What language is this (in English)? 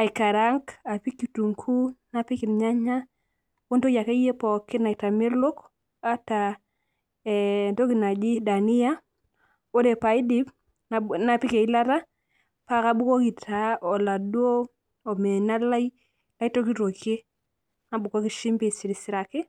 Masai